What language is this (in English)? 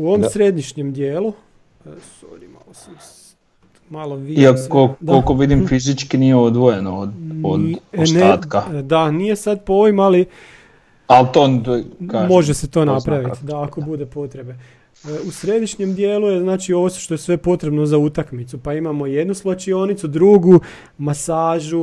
Croatian